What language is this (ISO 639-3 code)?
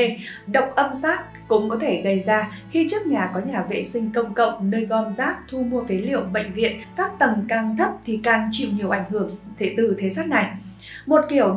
vie